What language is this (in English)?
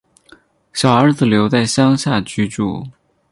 Chinese